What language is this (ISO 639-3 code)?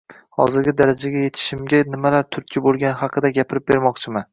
uzb